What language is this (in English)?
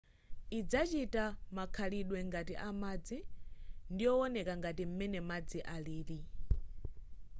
Nyanja